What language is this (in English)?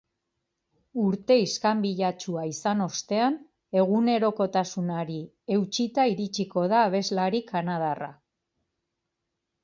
Basque